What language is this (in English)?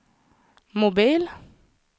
Swedish